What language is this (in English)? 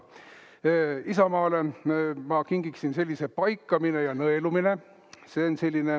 Estonian